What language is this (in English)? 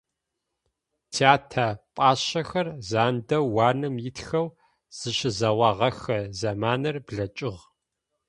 Adyghe